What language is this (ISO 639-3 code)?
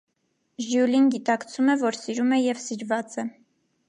hye